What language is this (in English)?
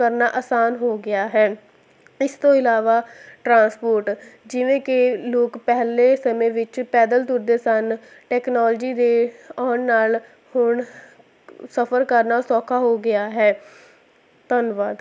Punjabi